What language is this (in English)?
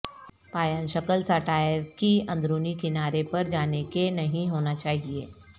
Urdu